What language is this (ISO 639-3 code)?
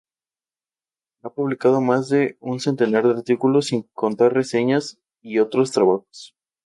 spa